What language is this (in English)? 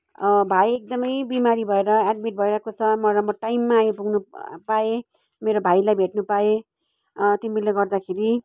Nepali